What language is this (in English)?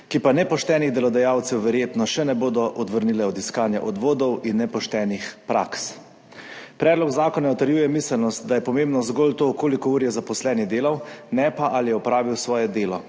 Slovenian